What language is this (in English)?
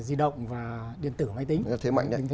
Vietnamese